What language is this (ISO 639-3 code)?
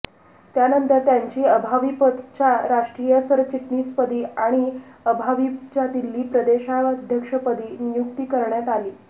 mar